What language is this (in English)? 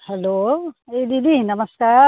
Nepali